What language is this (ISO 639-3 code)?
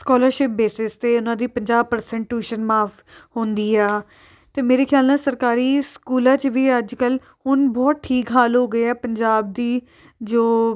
pan